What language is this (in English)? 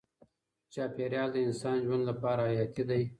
Pashto